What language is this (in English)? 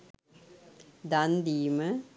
Sinhala